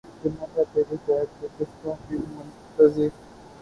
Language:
Urdu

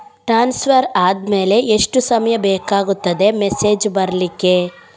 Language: Kannada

